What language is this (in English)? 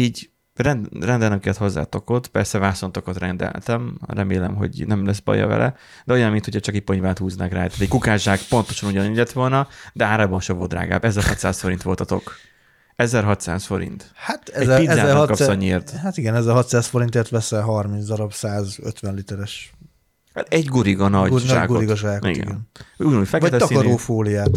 Hungarian